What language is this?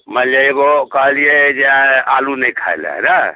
Maithili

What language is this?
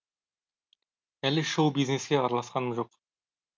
Kazakh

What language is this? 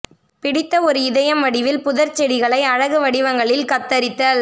Tamil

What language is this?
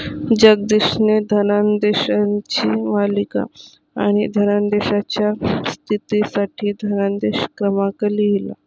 Marathi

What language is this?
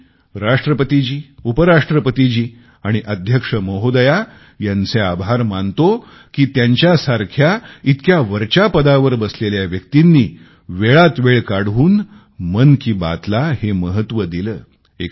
Marathi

